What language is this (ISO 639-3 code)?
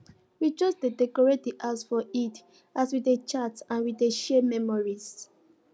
pcm